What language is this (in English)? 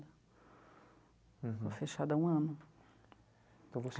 Portuguese